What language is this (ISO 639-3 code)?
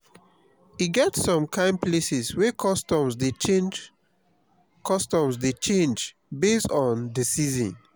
pcm